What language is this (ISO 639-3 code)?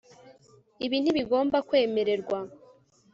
kin